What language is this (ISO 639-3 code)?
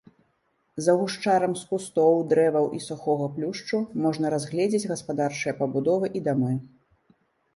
bel